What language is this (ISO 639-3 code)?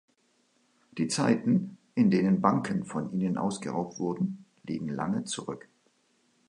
deu